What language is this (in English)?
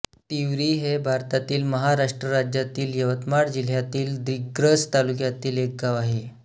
Marathi